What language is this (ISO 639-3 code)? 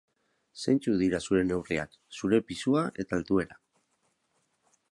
eus